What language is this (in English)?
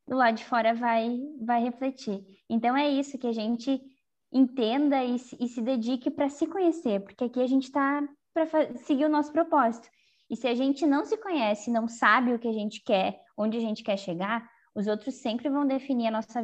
Portuguese